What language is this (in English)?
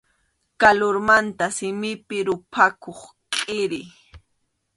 Arequipa-La Unión Quechua